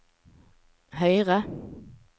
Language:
Norwegian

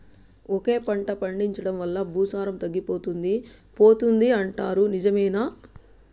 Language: Telugu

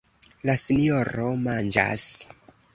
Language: Esperanto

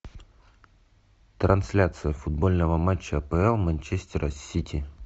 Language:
Russian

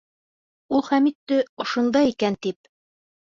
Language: Bashkir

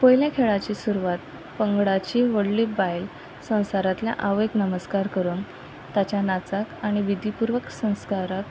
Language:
Konkani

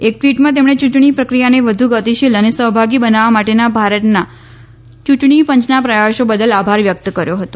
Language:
Gujarati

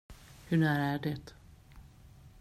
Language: Swedish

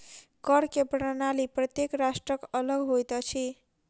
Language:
Maithili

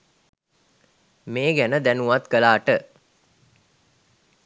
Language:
Sinhala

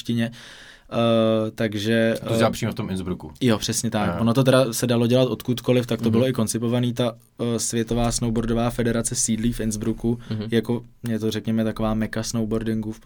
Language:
Czech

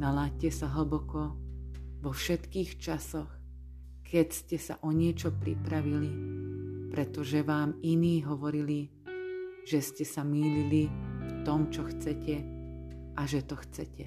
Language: Slovak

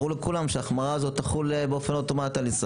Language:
Hebrew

